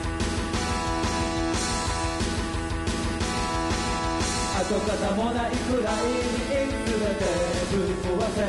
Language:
Japanese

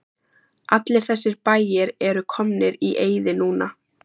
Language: Icelandic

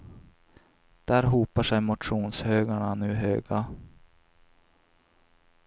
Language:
Swedish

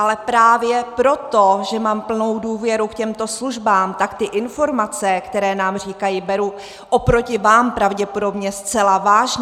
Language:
Czech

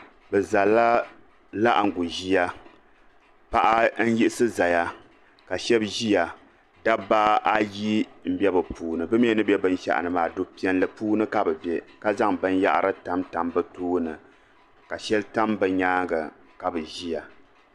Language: Dagbani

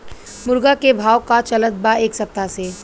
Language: Bhojpuri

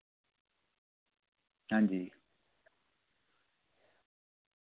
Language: Dogri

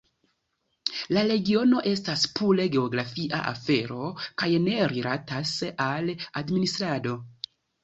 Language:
Esperanto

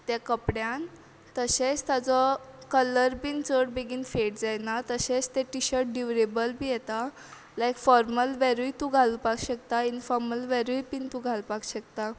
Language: Konkani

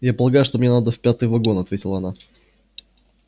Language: Russian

